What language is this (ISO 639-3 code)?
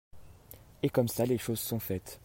fra